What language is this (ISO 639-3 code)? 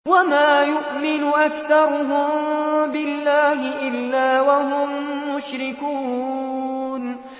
ara